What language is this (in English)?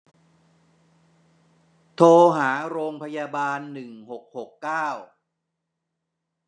Thai